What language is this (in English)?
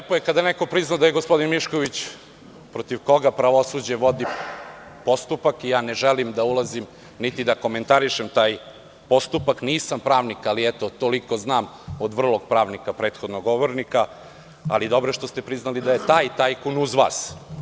Serbian